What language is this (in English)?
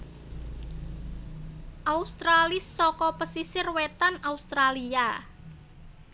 Javanese